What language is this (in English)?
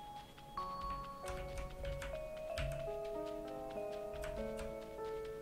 Turkish